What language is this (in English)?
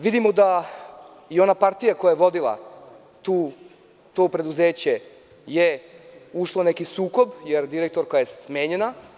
Serbian